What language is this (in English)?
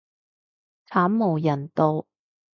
Cantonese